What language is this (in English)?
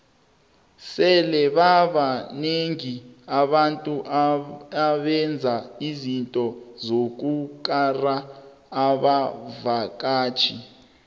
South Ndebele